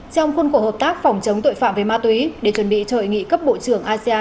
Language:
Vietnamese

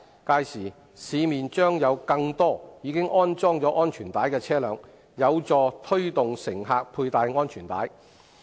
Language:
Cantonese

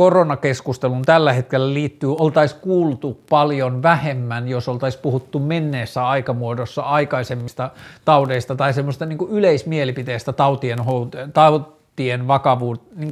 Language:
Finnish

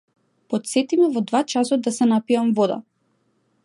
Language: Macedonian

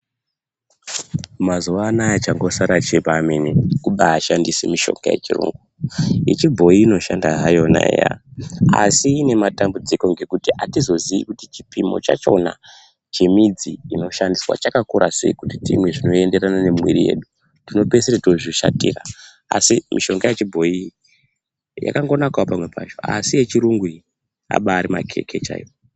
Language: Ndau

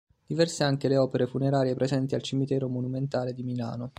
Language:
Italian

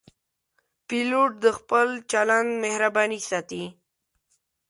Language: Pashto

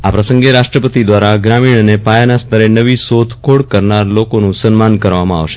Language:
Gujarati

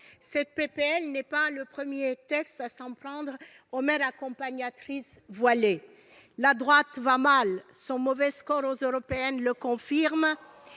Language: French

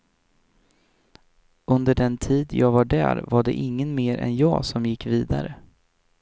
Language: Swedish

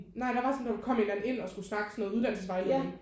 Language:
Danish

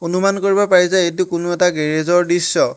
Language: Assamese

